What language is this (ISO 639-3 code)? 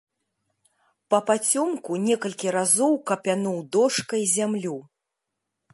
bel